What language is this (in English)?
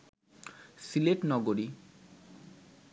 Bangla